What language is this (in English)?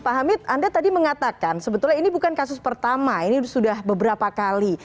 Indonesian